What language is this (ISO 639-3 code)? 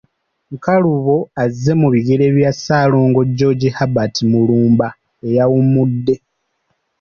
lug